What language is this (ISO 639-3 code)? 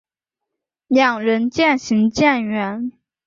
zho